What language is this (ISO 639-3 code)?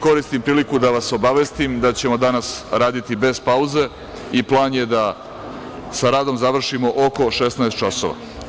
srp